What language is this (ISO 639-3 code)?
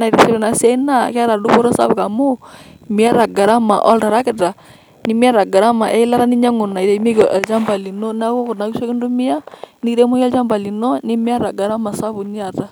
mas